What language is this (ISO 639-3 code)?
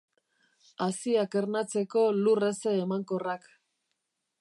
eus